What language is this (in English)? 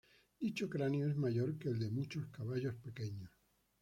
Spanish